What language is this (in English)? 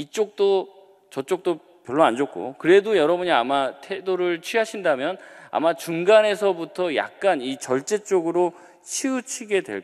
Korean